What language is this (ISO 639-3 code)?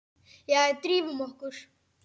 isl